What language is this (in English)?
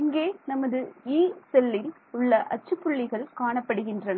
Tamil